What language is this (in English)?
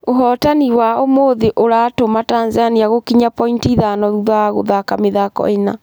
Kikuyu